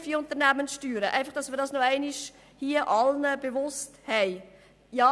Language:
Swiss German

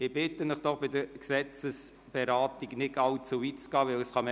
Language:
Swiss German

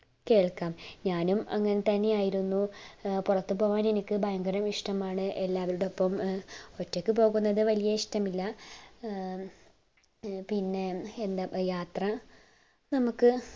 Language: Malayalam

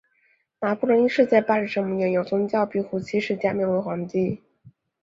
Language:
Chinese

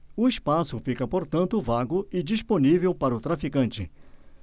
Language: Portuguese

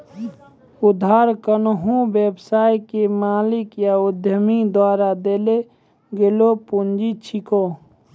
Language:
Maithili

